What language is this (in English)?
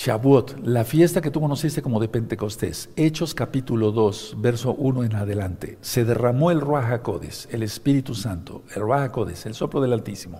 Spanish